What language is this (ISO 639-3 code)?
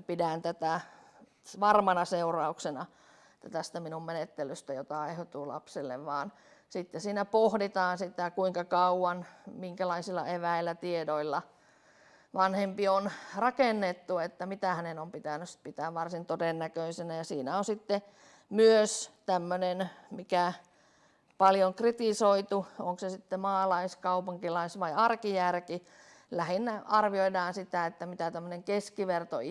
fin